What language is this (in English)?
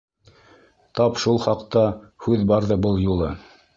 Bashkir